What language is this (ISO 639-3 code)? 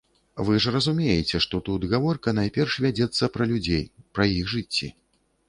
bel